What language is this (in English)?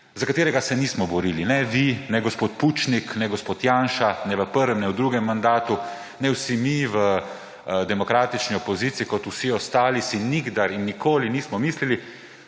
Slovenian